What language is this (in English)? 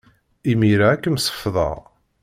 Kabyle